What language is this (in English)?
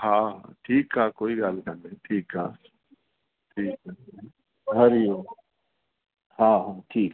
Sindhi